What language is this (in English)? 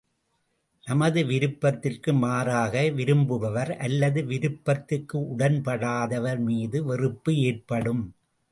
Tamil